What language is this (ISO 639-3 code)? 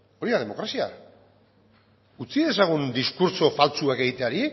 eus